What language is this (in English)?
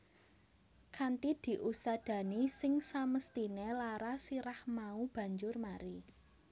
Javanese